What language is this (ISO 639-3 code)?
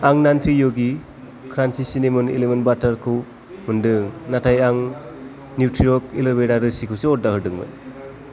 brx